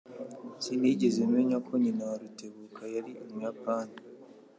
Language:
Kinyarwanda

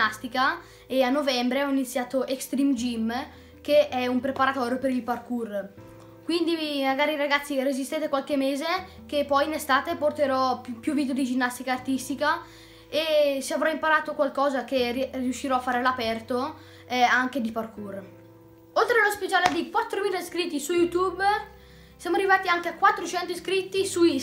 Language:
Italian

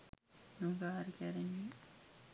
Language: Sinhala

